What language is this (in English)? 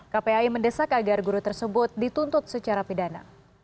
Indonesian